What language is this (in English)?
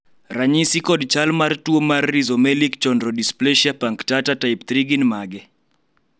Luo (Kenya and Tanzania)